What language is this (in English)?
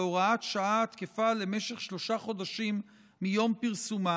Hebrew